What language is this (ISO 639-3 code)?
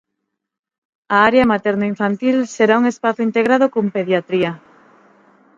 glg